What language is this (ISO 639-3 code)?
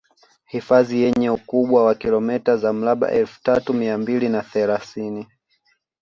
swa